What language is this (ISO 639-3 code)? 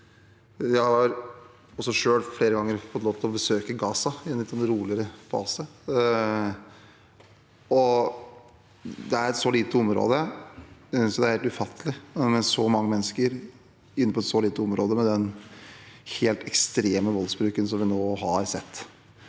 nor